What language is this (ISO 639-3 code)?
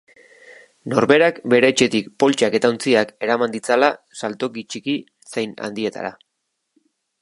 eus